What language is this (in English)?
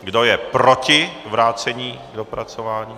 Czech